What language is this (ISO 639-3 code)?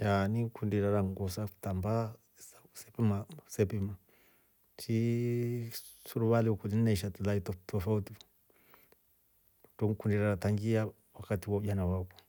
rof